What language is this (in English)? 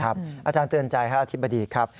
Thai